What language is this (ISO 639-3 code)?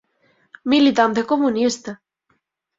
glg